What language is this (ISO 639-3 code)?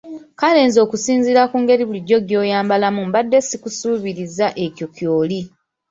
lug